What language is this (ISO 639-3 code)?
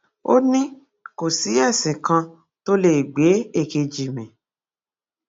yor